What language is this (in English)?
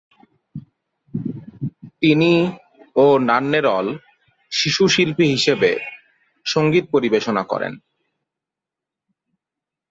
Bangla